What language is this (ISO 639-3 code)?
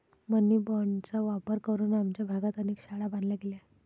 mar